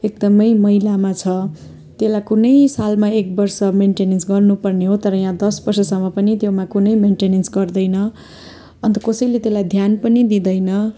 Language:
Nepali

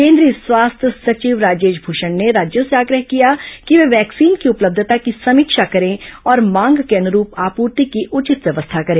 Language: Hindi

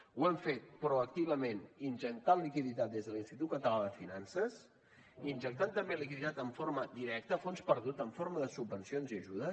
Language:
Catalan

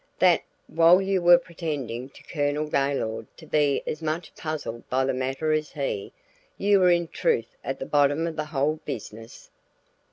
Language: English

